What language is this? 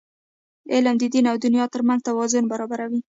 Pashto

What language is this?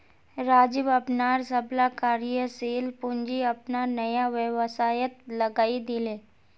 Magahi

